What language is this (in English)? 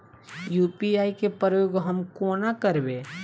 Maithili